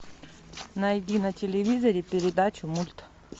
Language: Russian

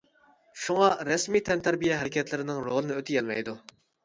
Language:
Uyghur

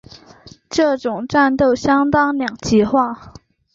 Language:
Chinese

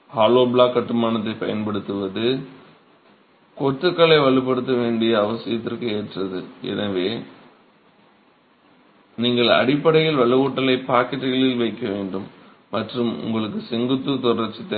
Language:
Tamil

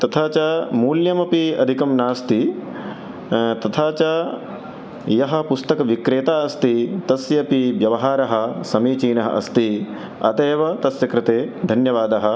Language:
Sanskrit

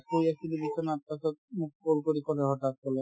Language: Assamese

